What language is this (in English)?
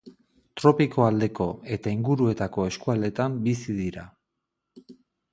Basque